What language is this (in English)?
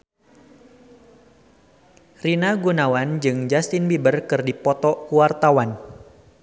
Sundanese